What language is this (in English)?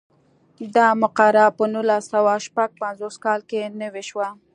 Pashto